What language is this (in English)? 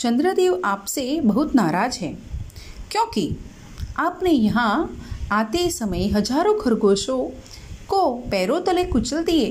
Hindi